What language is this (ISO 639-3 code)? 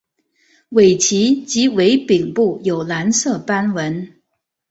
zho